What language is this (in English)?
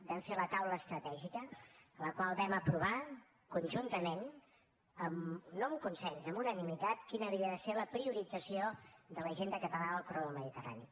Catalan